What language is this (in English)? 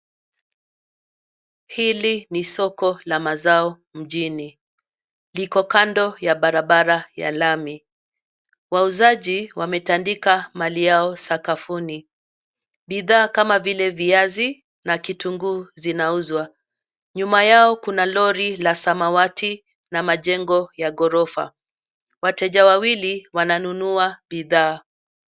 Swahili